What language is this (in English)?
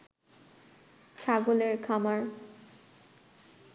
Bangla